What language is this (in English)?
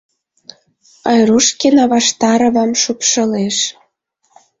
Mari